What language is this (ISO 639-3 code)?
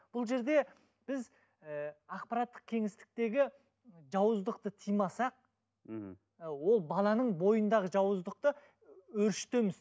kaz